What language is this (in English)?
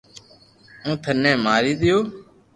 Loarki